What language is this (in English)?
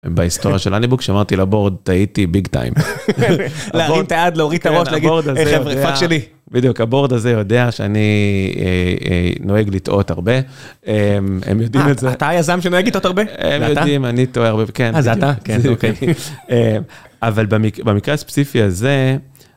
Hebrew